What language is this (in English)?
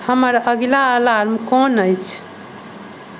Maithili